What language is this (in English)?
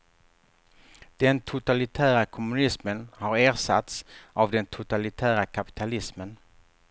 Swedish